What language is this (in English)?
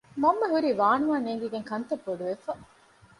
Divehi